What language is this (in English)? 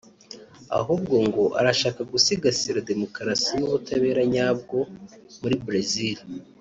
Kinyarwanda